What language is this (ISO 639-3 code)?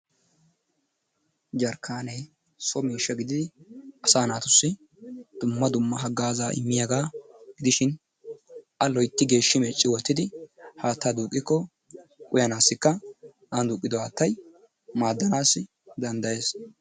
wal